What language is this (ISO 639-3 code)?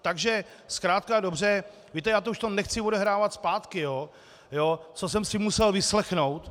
ces